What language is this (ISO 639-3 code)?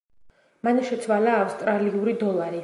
kat